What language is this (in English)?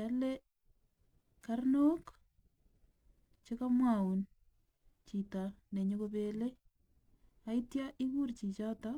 Kalenjin